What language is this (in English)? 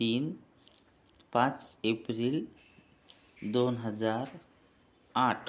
Marathi